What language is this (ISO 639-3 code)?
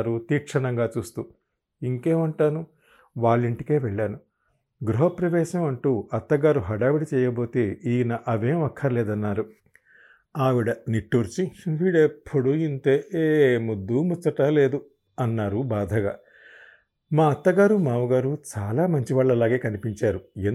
tel